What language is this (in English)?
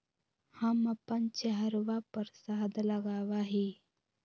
Magahi